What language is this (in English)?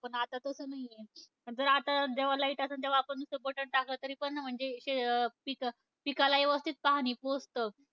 Marathi